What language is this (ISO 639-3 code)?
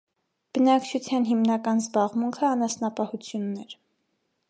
hye